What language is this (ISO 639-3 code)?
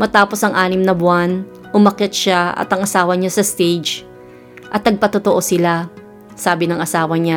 fil